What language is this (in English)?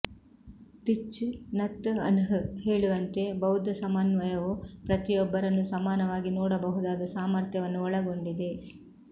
Kannada